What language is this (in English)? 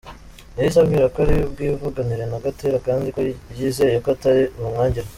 Kinyarwanda